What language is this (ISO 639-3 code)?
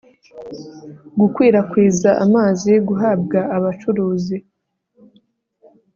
kin